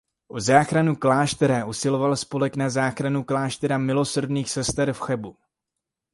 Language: Czech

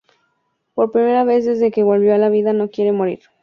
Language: Spanish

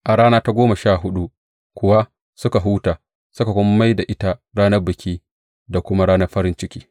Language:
Hausa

